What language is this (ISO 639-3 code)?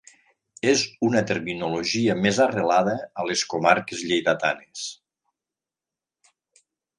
cat